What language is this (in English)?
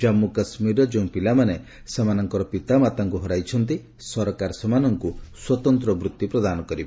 Odia